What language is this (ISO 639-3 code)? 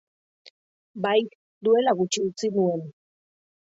eus